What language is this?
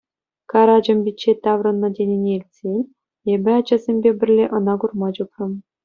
Chuvash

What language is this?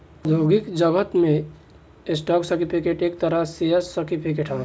Bhojpuri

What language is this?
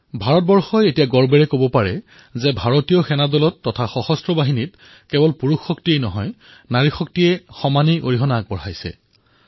Assamese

